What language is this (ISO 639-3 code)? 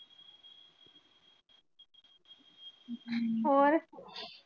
pan